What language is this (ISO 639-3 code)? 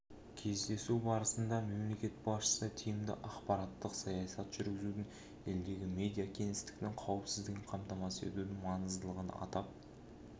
kaz